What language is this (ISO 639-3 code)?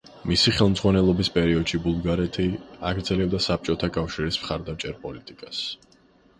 kat